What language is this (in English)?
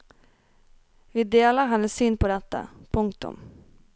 Norwegian